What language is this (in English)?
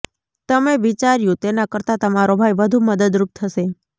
Gujarati